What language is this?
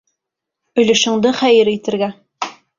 Bashkir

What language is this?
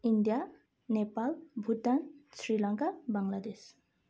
Nepali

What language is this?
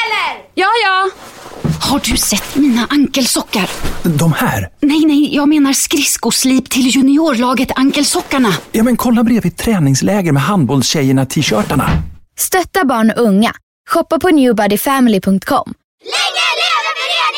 Swedish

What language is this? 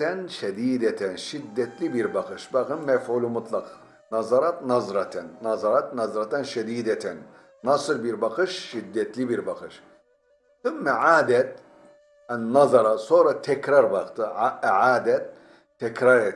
Turkish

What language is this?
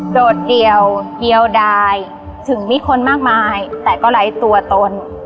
Thai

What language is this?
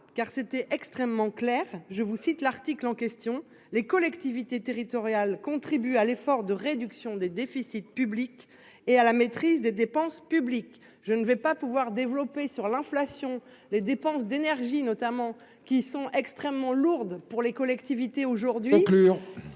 French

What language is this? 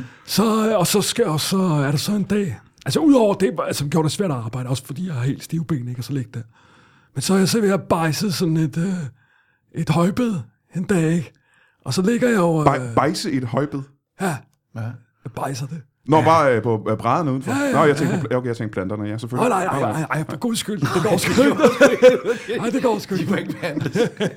Danish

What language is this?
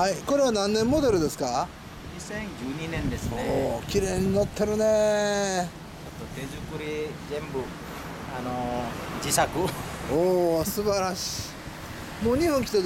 Japanese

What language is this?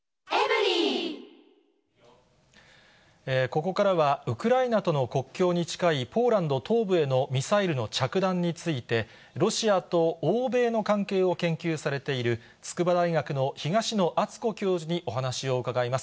Japanese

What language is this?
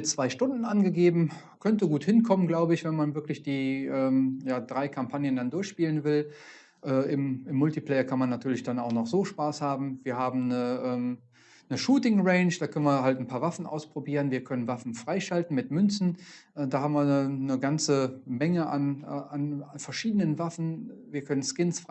German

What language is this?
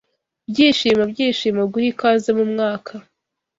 Kinyarwanda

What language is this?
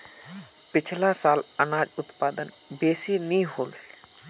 Magahi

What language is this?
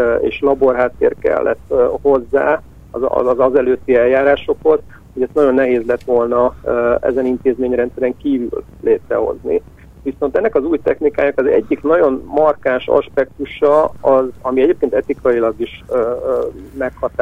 Hungarian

